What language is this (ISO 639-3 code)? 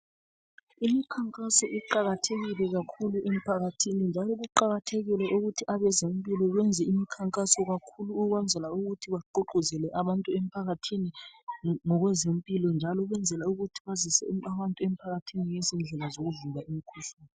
nde